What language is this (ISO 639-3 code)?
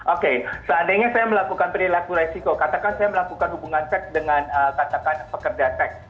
ind